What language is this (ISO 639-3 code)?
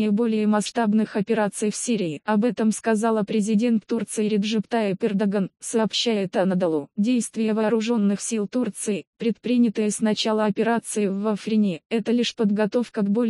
rus